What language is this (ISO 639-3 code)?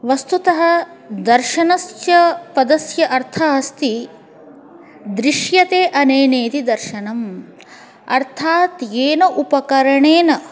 san